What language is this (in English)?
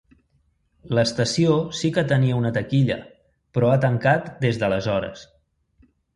Catalan